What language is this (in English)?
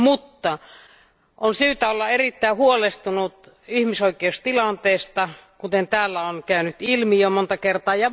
Finnish